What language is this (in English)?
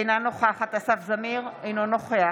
Hebrew